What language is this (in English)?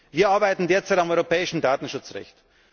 German